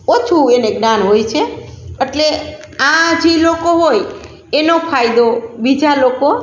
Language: Gujarati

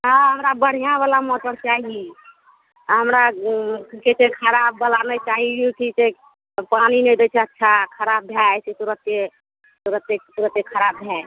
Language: Maithili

